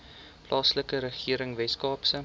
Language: Afrikaans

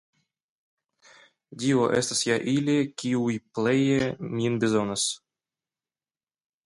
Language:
Esperanto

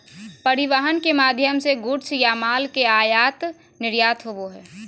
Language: Magahi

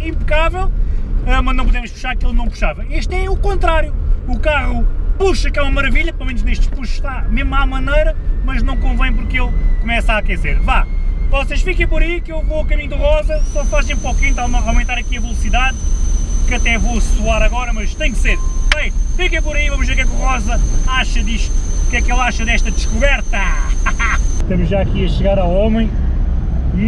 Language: Portuguese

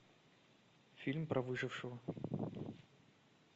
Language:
Russian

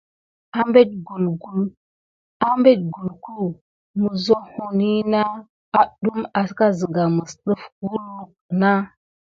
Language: Gidar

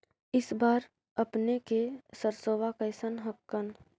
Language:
Magahi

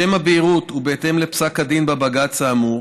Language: Hebrew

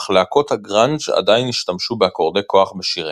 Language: Hebrew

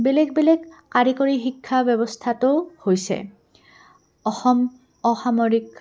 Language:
Assamese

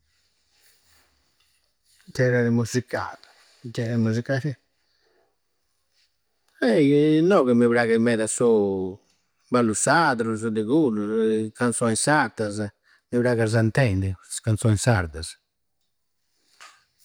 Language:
Campidanese Sardinian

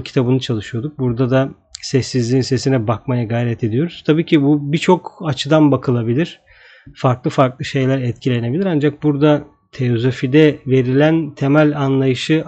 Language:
Turkish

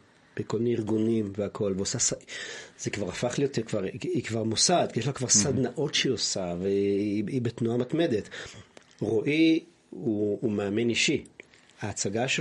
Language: Hebrew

